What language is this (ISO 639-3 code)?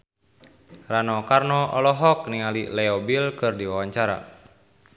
sun